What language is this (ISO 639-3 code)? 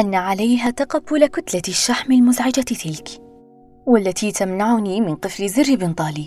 ara